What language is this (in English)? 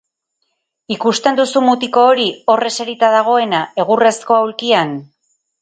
Basque